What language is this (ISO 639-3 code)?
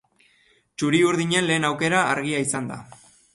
eus